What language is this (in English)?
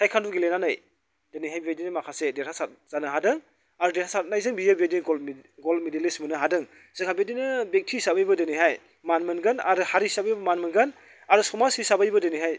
Bodo